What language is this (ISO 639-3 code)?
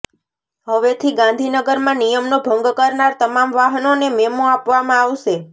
guj